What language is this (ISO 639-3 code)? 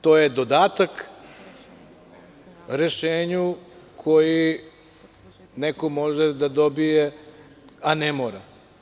srp